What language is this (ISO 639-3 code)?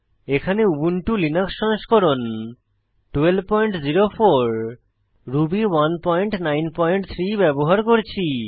ben